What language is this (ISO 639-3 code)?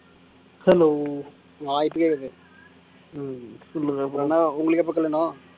tam